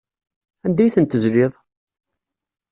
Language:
Kabyle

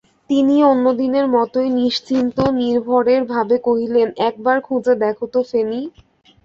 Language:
Bangla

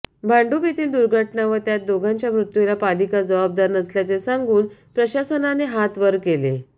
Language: Marathi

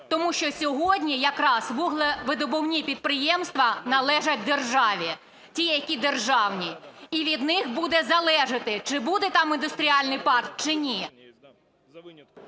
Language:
Ukrainian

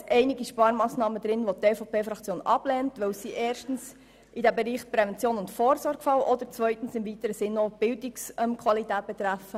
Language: Swiss German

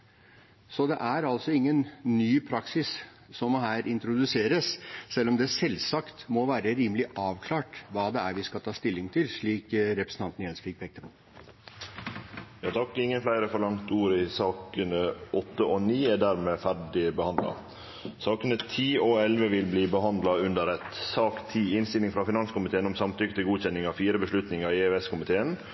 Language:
Norwegian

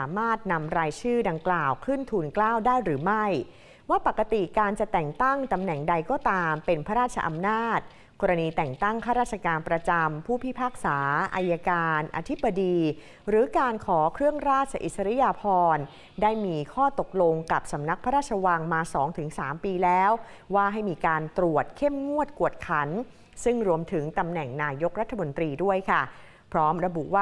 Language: Thai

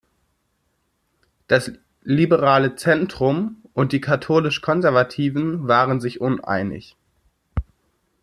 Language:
German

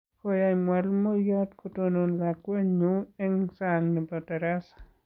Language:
Kalenjin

